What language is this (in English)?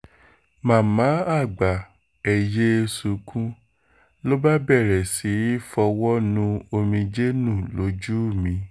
Yoruba